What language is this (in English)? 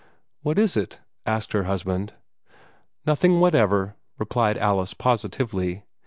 English